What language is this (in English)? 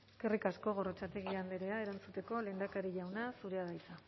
Basque